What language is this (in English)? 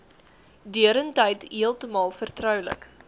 Afrikaans